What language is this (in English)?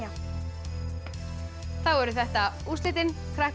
Icelandic